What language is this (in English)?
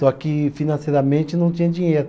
Portuguese